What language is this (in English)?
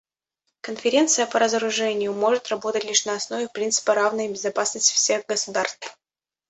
Russian